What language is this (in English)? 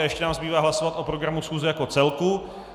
Czech